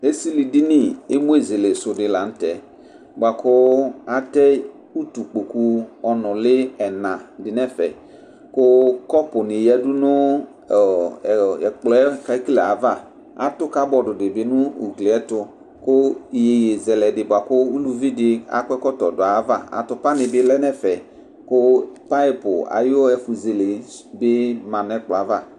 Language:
Ikposo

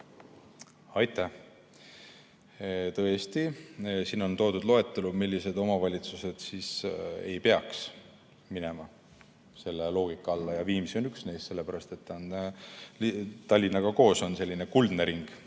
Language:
Estonian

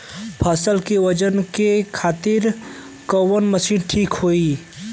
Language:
Bhojpuri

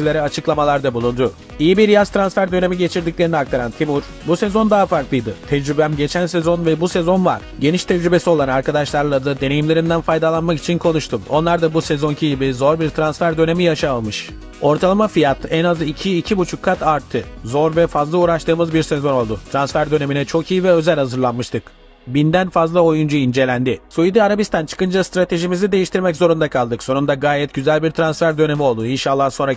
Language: Turkish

